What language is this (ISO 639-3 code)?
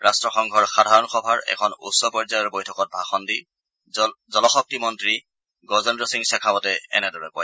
asm